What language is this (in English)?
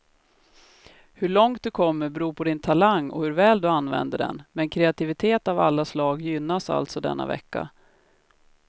Swedish